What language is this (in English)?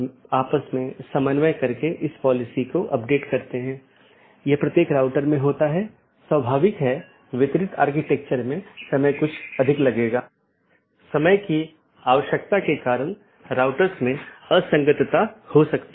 Hindi